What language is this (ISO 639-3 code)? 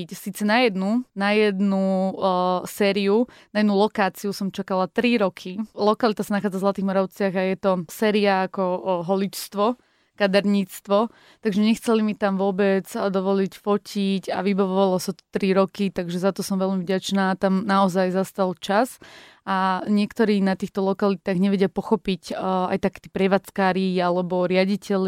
slk